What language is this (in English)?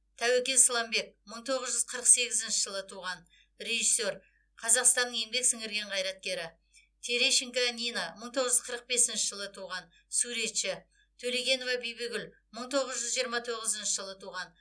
Kazakh